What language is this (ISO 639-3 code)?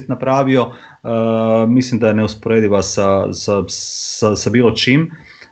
hrv